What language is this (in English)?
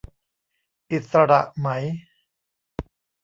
Thai